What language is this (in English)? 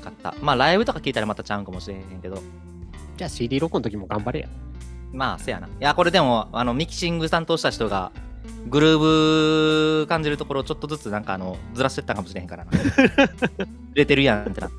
Japanese